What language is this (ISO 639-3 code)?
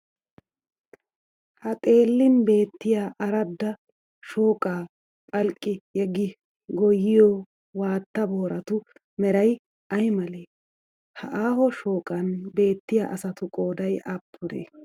wal